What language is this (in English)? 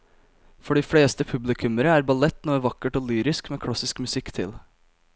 Norwegian